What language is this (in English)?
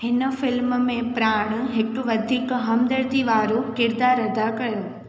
Sindhi